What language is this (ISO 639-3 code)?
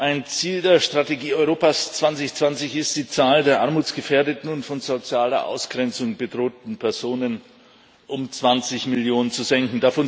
deu